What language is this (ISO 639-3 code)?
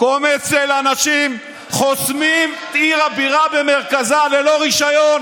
heb